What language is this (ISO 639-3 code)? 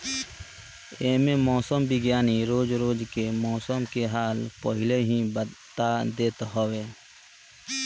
bho